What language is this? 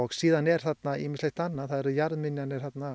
Icelandic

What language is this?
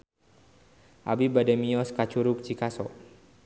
Sundanese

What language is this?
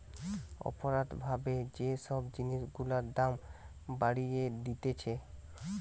Bangla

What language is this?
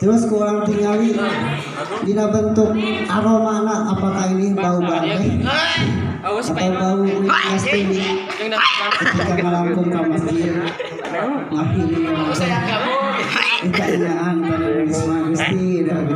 Indonesian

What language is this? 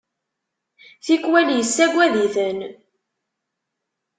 Kabyle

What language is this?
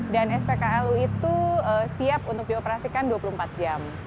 Indonesian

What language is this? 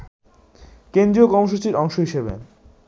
Bangla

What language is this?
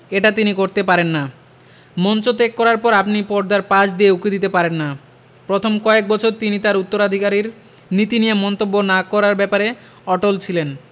Bangla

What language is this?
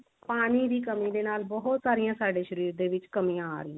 Punjabi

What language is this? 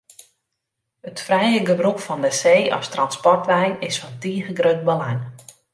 Western Frisian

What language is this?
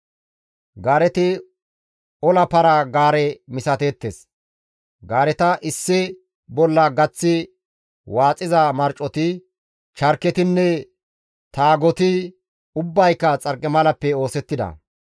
Gamo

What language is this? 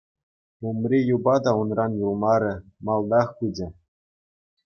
Chuvash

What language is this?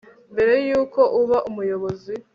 Kinyarwanda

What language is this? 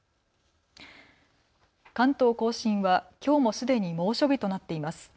Japanese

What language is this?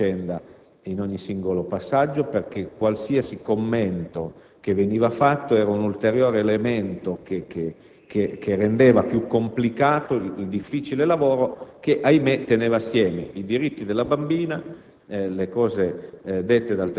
Italian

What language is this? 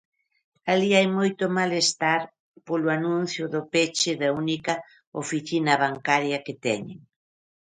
Galician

